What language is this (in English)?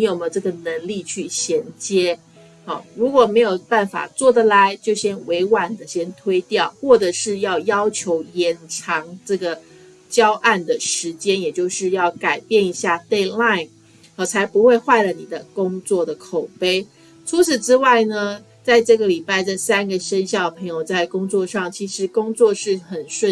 Chinese